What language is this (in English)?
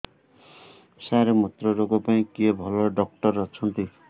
Odia